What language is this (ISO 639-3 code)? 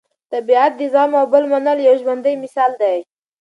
pus